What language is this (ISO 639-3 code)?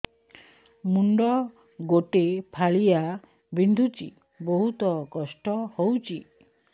ori